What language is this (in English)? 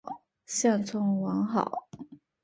Chinese